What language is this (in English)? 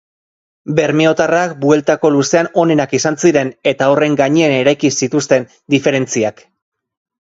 Basque